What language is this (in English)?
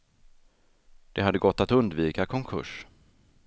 Swedish